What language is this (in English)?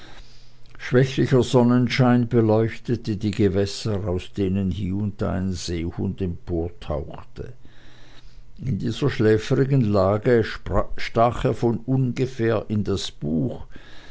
German